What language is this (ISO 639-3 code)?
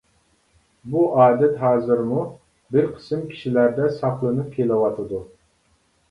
uig